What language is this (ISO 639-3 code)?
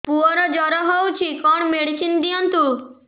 ori